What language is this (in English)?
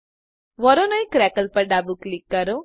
Gujarati